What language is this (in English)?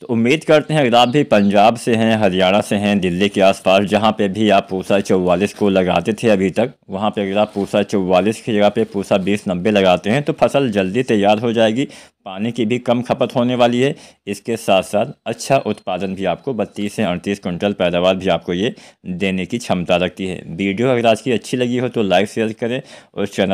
Hindi